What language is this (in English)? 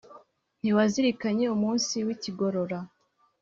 Kinyarwanda